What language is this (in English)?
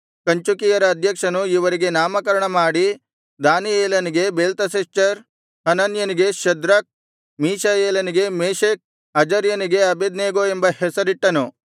Kannada